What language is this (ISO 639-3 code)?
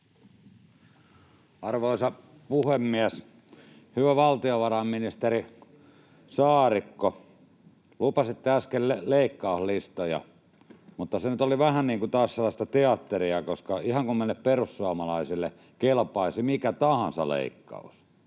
fin